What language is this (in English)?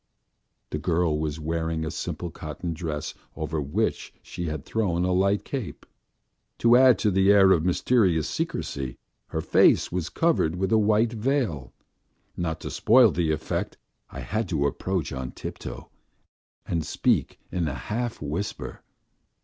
English